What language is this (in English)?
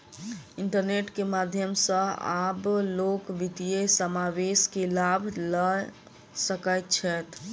Maithili